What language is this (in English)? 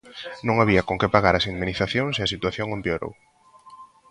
Galician